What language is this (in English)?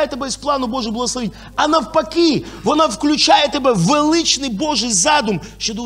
Ukrainian